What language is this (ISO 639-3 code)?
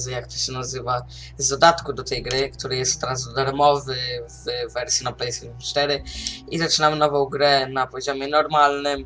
pol